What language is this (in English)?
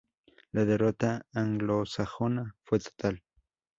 Spanish